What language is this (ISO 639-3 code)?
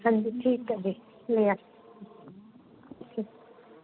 pan